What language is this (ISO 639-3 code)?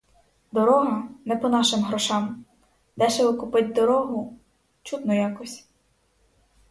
ukr